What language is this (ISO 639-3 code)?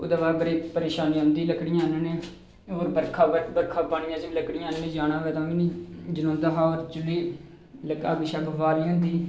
doi